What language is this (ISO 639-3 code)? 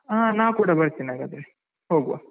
kan